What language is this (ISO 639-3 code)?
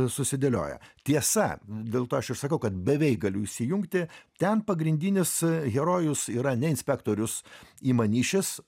lit